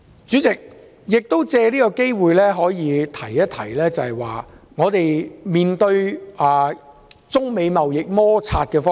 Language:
Cantonese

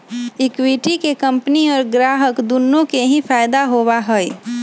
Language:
Magahi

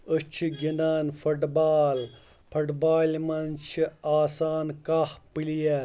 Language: Kashmiri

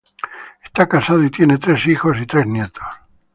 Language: Spanish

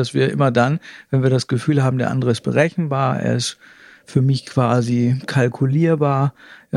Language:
German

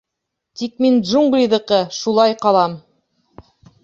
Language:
Bashkir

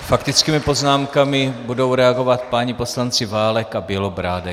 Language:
Czech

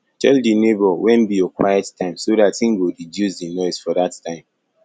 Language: Nigerian Pidgin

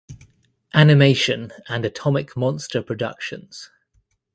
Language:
English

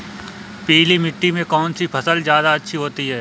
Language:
Hindi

